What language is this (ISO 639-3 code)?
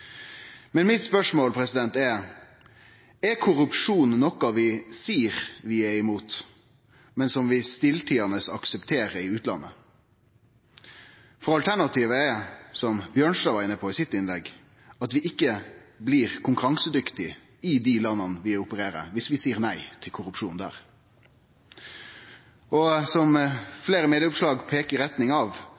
nno